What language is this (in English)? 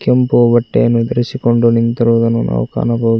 Kannada